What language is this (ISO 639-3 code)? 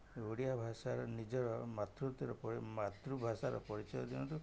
ori